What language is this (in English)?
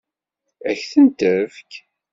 Kabyle